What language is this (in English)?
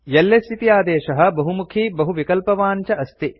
Sanskrit